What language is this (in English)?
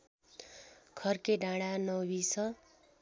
Nepali